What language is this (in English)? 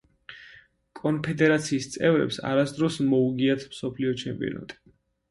Georgian